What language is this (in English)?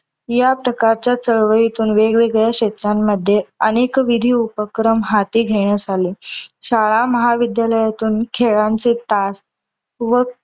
Marathi